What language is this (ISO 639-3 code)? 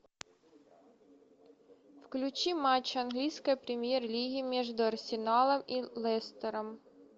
rus